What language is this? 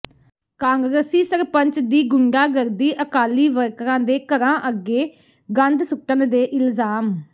Punjabi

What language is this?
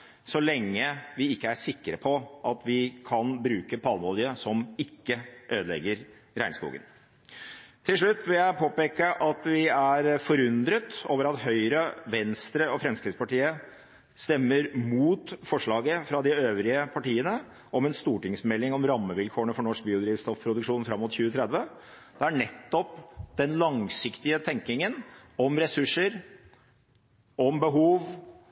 Norwegian Bokmål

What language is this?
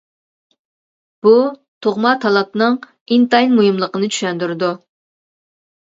Uyghur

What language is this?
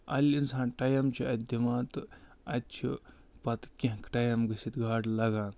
Kashmiri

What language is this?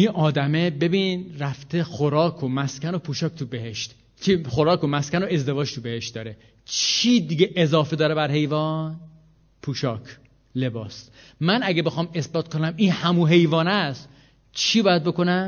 Persian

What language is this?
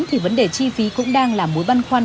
Vietnamese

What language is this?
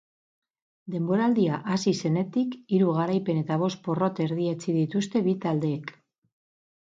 Basque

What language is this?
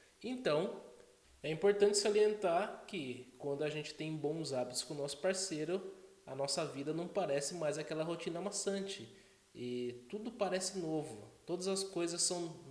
Portuguese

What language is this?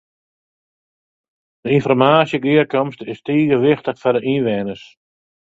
Western Frisian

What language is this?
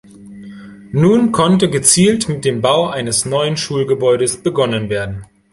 German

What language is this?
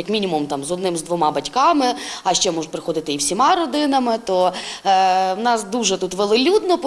Ukrainian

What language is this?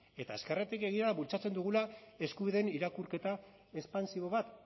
Basque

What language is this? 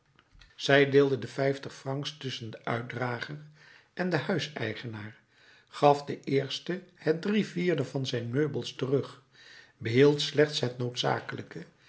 Dutch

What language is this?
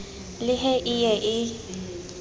Southern Sotho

